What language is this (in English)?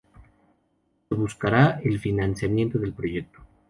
Spanish